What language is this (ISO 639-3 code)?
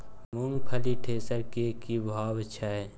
mai